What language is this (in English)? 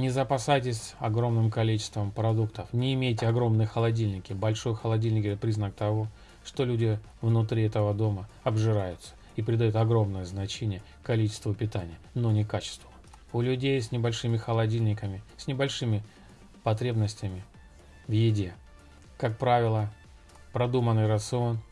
Russian